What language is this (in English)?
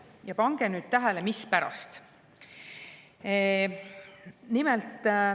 Estonian